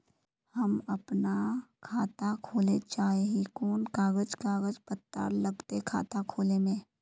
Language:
Magahi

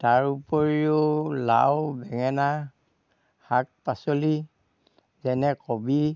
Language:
Assamese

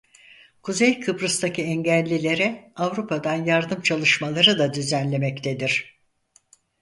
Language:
Turkish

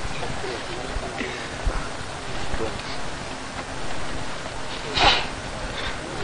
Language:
Romanian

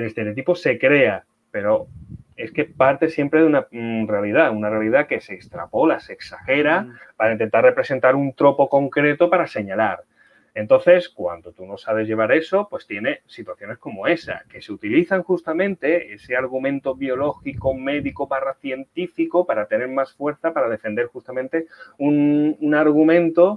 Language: Spanish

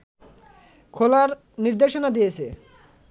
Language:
Bangla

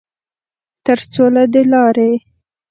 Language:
Pashto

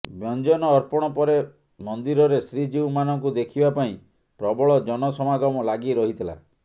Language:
Odia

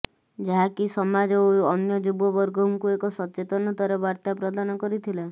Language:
Odia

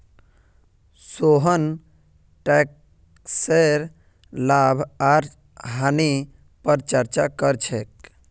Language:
Magahi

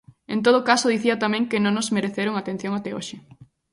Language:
Galician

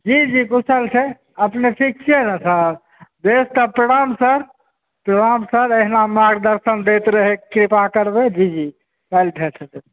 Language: Maithili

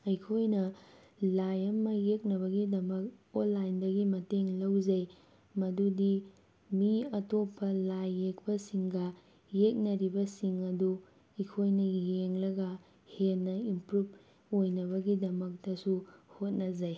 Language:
Manipuri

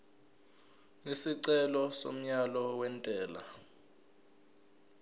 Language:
Zulu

